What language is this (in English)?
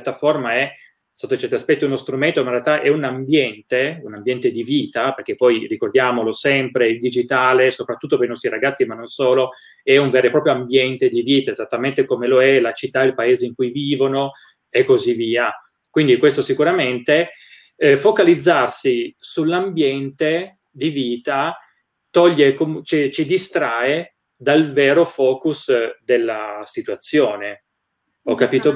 Italian